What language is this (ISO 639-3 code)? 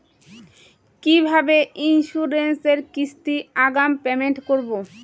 ben